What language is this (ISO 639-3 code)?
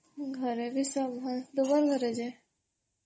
ori